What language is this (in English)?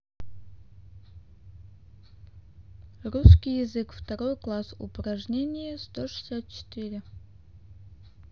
Russian